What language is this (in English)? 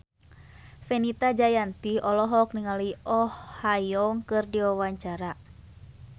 Sundanese